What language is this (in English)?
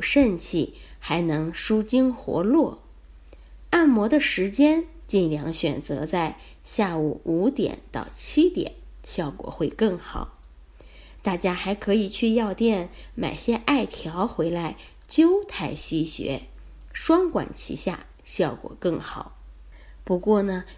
Chinese